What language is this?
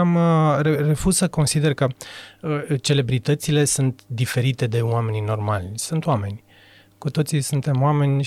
Romanian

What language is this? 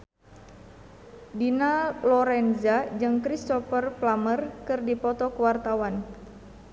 Sundanese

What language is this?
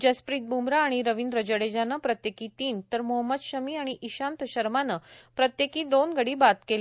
Marathi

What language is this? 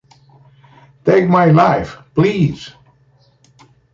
English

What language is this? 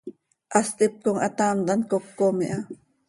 Seri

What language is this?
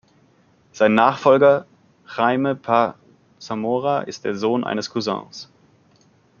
German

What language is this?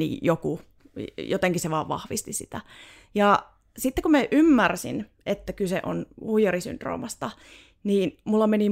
Finnish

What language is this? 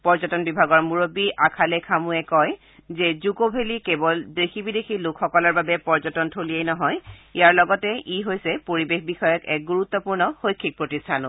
Assamese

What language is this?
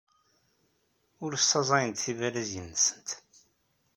Kabyle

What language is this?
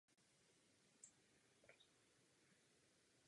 Czech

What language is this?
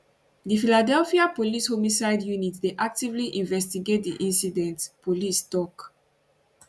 Nigerian Pidgin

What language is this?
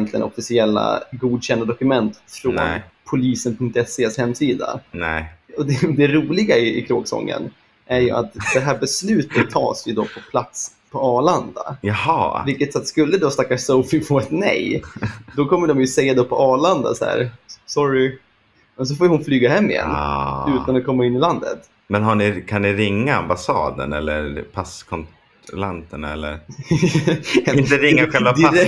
Swedish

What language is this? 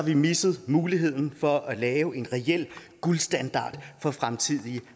Danish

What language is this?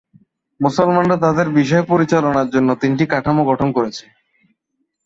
Bangla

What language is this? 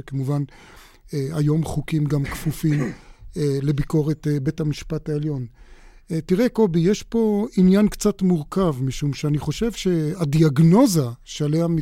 Hebrew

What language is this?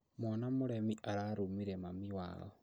Kikuyu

